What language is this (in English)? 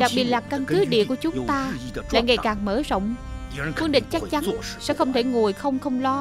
Vietnamese